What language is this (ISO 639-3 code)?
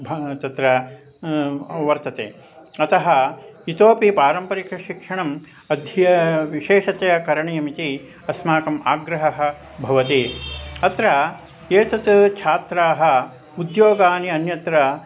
san